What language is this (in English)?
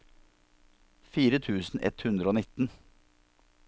Norwegian